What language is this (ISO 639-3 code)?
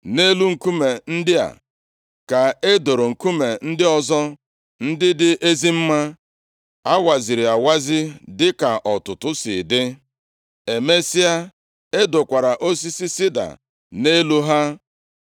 ibo